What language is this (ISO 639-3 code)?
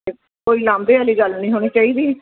pan